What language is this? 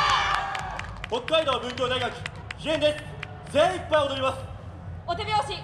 Japanese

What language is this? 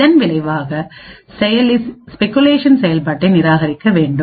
Tamil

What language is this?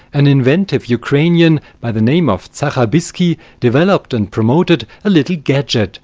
English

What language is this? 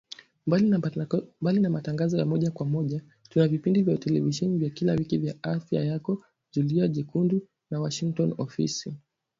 Swahili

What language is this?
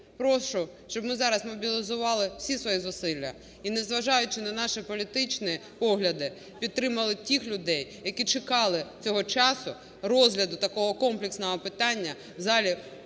Ukrainian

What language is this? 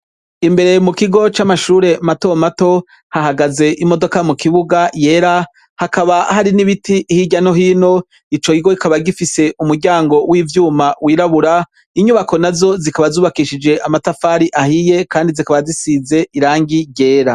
Rundi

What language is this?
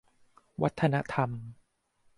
Thai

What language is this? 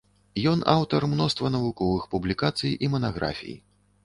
Belarusian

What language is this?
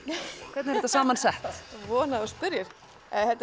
Icelandic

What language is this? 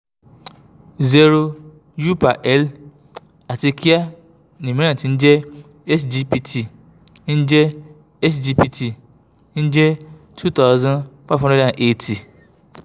Yoruba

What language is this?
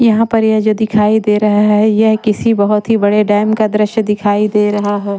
Hindi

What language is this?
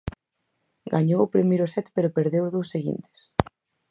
Galician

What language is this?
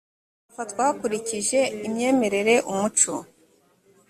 Kinyarwanda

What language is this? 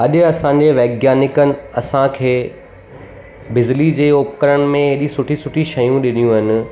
Sindhi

